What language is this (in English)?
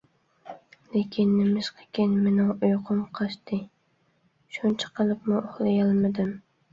Uyghur